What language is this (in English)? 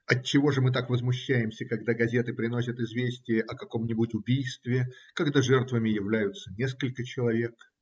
Russian